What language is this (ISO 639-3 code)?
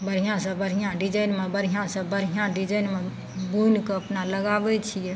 mai